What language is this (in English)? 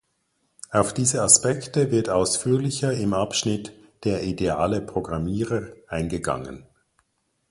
German